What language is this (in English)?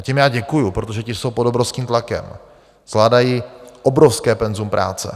Czech